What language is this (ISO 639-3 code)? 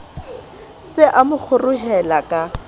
sot